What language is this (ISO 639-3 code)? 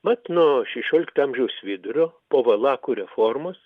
lit